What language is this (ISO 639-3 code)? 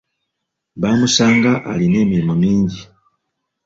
lug